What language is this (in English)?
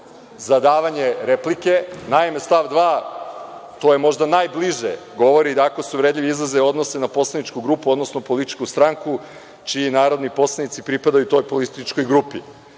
Serbian